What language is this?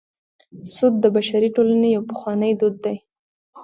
Pashto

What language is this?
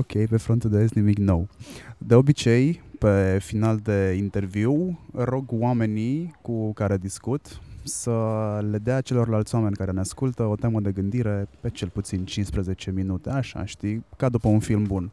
Romanian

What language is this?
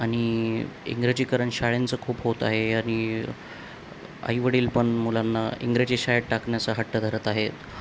Marathi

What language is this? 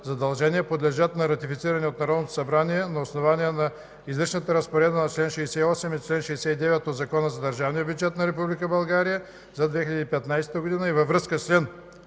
Bulgarian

